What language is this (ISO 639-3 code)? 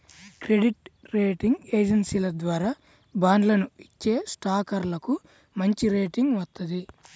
tel